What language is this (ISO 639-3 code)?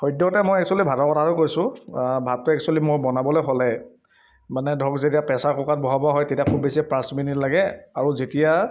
asm